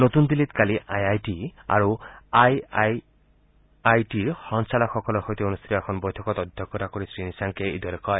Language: Assamese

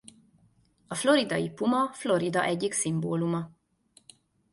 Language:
Hungarian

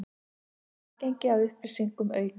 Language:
Icelandic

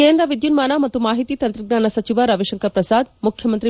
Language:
Kannada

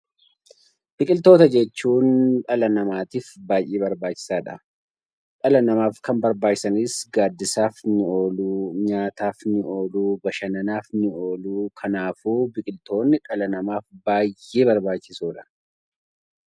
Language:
Oromo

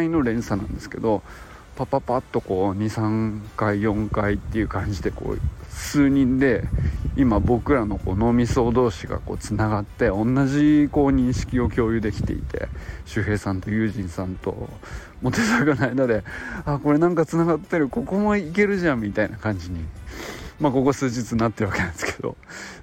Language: Japanese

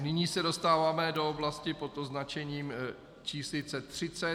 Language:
Czech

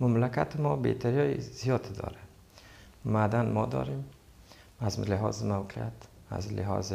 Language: Persian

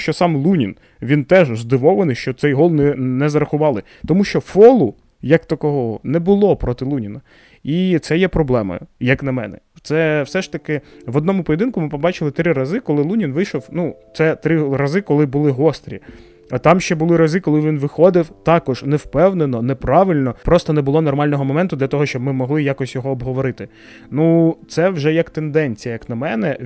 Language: Ukrainian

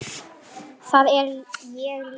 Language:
Icelandic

